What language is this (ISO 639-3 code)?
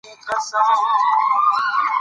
pus